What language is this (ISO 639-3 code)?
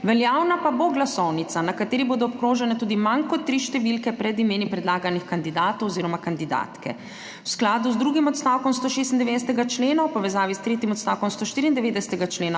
slv